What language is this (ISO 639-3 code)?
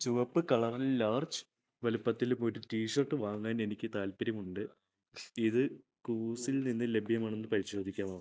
mal